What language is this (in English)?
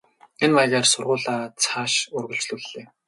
Mongolian